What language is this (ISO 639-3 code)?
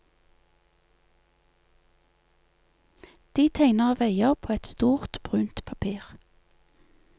nor